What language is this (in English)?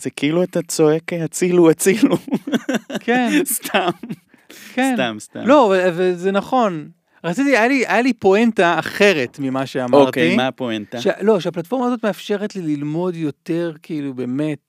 Hebrew